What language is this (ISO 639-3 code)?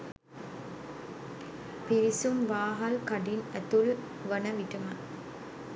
sin